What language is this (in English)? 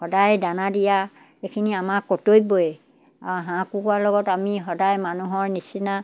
Assamese